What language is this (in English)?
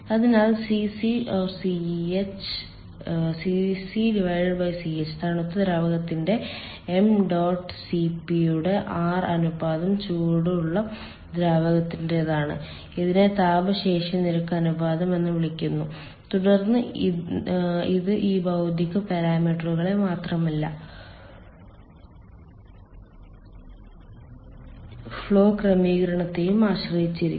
Malayalam